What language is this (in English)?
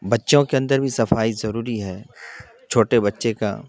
Urdu